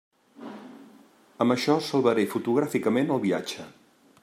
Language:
Catalan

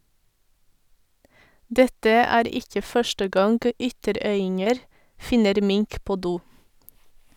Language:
Norwegian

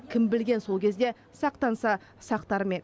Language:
Kazakh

